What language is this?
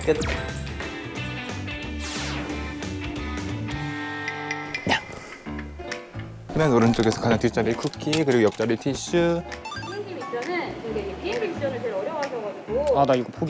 Korean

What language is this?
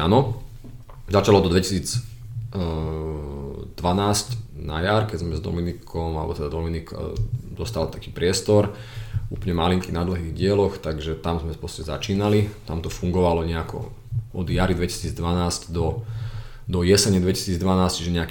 Slovak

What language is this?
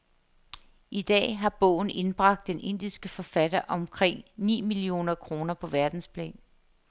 Danish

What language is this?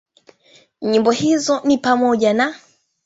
Swahili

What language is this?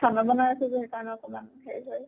Assamese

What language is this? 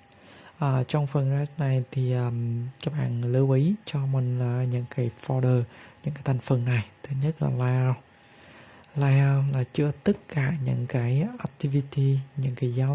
Vietnamese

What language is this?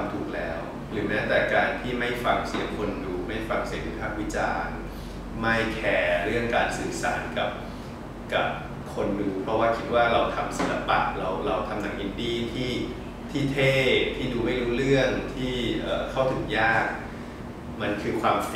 Thai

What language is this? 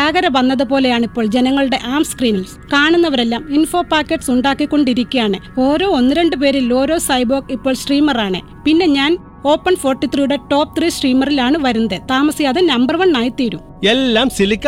Malayalam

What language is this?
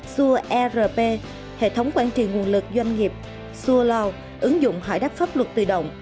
Vietnamese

